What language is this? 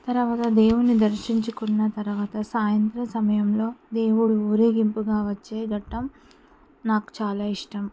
Telugu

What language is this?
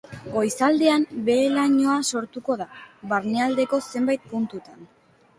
Basque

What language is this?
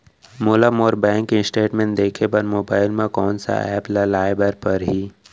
Chhattisgarhi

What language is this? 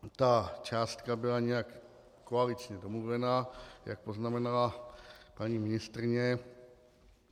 Czech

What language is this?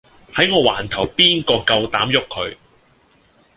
Cantonese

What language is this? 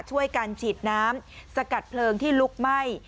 Thai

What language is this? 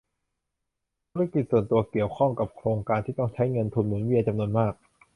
Thai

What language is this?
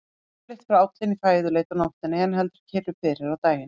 Icelandic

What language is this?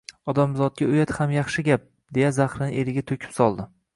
Uzbek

